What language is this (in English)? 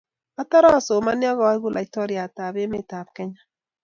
Kalenjin